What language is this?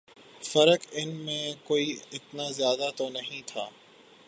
Urdu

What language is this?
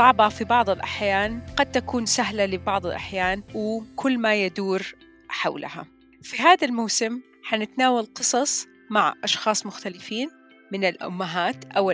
Arabic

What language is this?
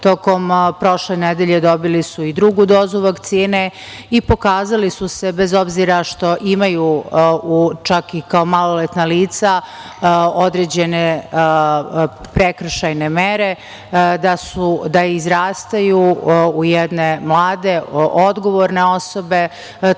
Serbian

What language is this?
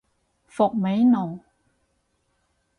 Cantonese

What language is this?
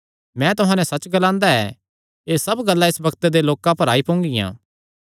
Kangri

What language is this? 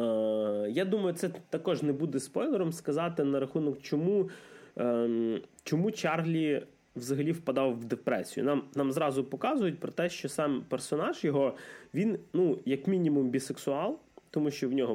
Ukrainian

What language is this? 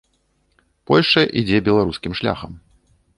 Belarusian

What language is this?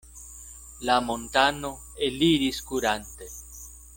Esperanto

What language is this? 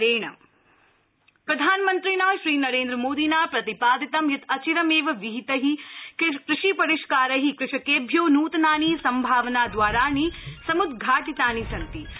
Sanskrit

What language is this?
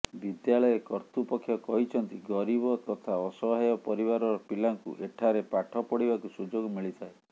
Odia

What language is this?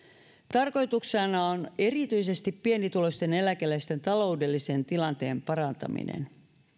Finnish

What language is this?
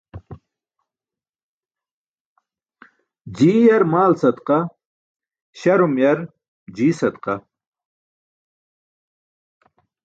Burushaski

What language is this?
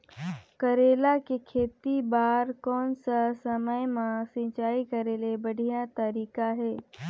Chhattisgarhi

